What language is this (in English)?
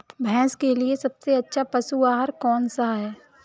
Hindi